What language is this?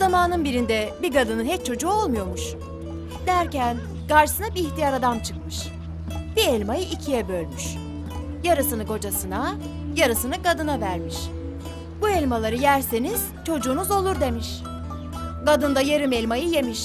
Turkish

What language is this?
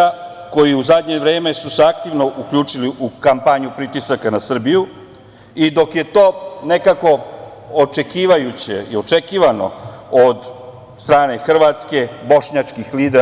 Serbian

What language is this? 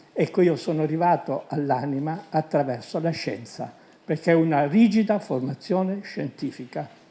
Italian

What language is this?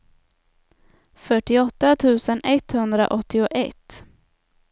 Swedish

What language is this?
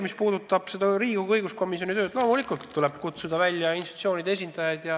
Estonian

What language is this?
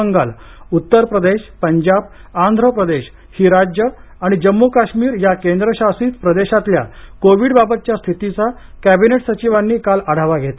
Marathi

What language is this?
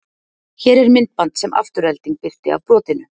Icelandic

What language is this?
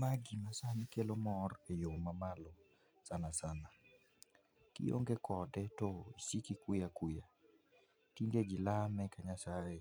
Luo (Kenya and Tanzania)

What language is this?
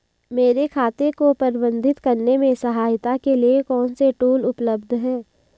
Hindi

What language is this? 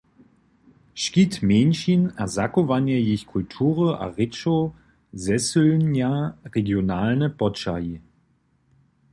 Upper Sorbian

